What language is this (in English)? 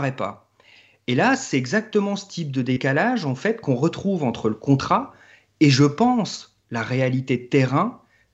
French